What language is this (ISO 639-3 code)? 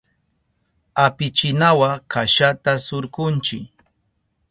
qup